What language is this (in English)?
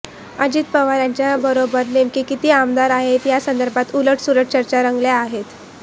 Marathi